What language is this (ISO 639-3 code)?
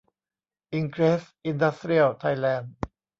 tha